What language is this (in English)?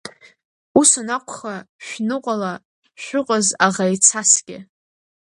Abkhazian